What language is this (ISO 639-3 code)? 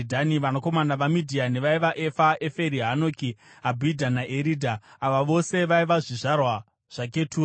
sna